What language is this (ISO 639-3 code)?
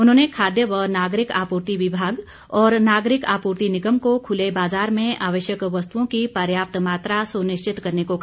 hin